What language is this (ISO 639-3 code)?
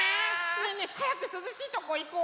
jpn